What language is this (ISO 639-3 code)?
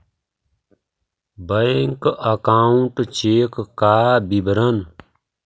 mag